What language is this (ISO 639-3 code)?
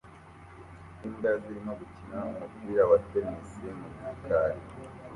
kin